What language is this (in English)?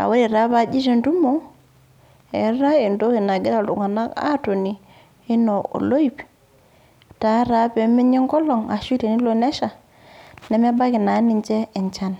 Masai